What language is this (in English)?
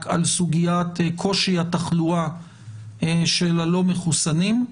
Hebrew